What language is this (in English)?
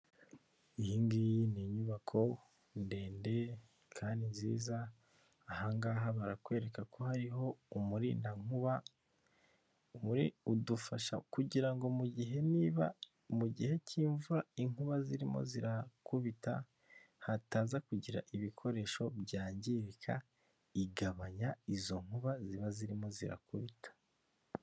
Kinyarwanda